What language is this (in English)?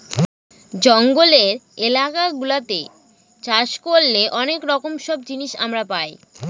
Bangla